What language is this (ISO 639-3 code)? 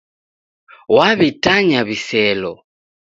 dav